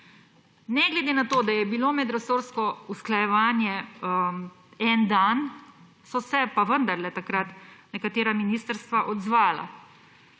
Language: Slovenian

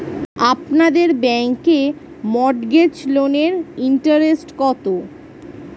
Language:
Bangla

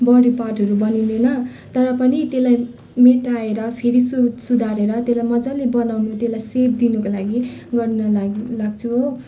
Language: Nepali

